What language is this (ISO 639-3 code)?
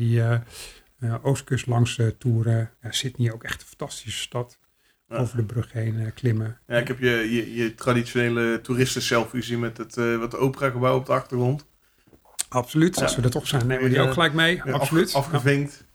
nld